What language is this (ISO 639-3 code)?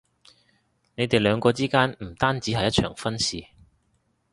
yue